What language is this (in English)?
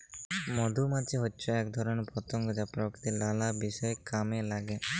Bangla